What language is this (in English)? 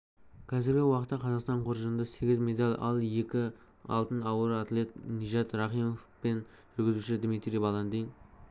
Kazakh